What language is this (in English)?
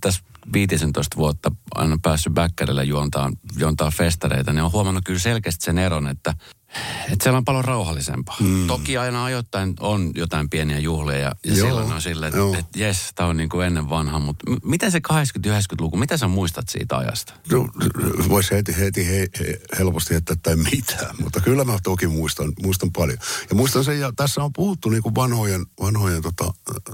Finnish